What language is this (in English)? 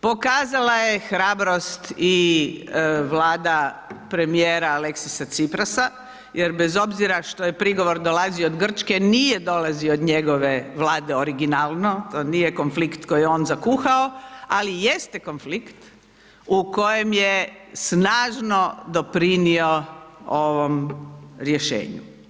Croatian